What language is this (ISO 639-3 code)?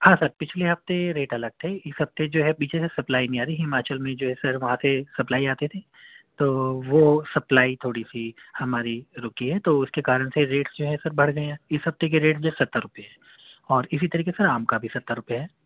urd